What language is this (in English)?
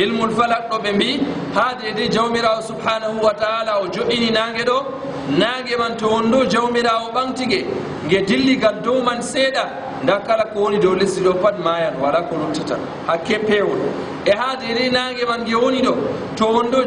Arabic